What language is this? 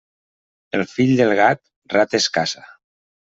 Catalan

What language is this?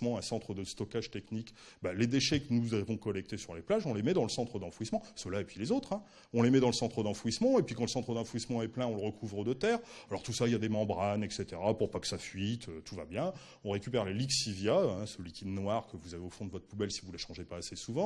French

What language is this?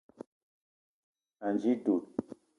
Eton (Cameroon)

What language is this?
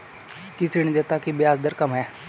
Hindi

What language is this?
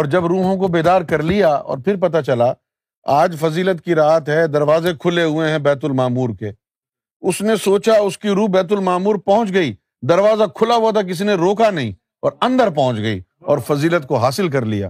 Urdu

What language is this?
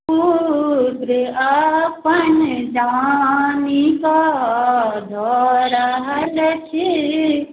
Maithili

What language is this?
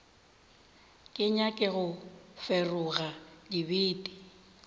Northern Sotho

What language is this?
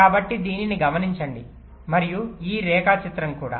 Telugu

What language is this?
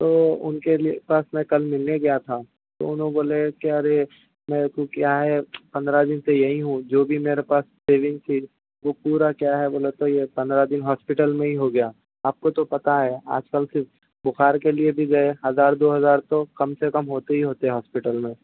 Urdu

